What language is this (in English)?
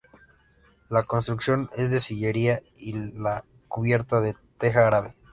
Spanish